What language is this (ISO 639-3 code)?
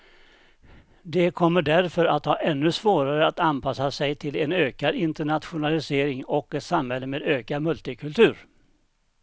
swe